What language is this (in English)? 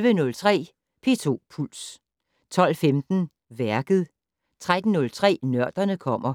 Danish